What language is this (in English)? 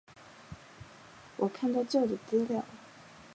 Chinese